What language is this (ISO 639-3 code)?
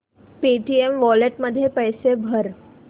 mar